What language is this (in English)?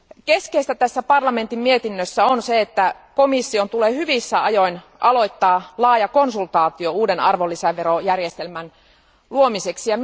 Finnish